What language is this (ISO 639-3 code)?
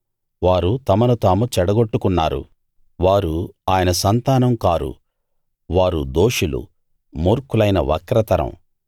tel